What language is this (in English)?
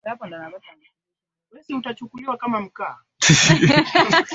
Swahili